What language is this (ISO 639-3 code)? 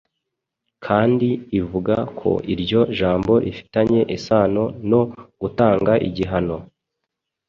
kin